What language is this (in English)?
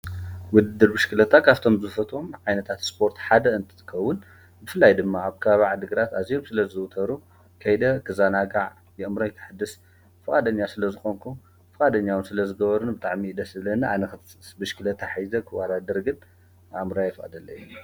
Tigrinya